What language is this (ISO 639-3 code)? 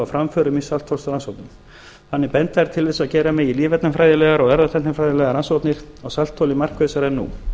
isl